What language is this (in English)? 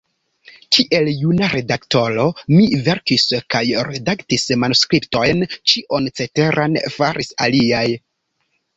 Esperanto